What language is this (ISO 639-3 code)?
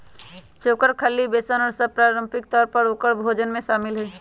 mag